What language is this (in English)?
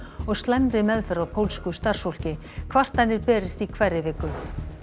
Icelandic